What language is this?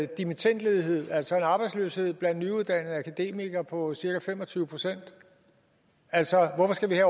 Danish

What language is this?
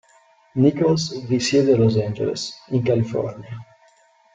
Italian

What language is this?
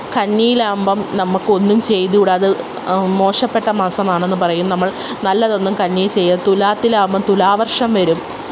Malayalam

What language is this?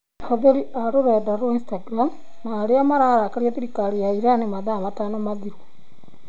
Kikuyu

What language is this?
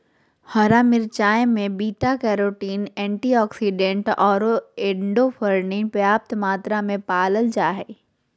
Magahi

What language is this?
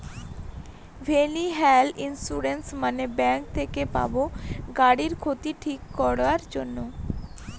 Bangla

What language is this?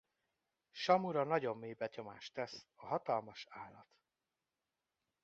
Hungarian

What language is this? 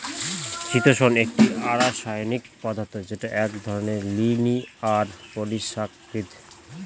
Bangla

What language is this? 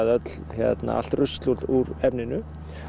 Icelandic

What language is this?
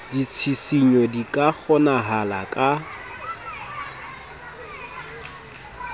Southern Sotho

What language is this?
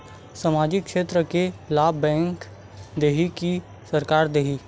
Chhattisgarhi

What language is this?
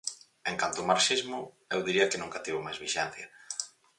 Galician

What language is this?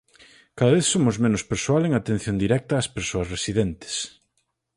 Galician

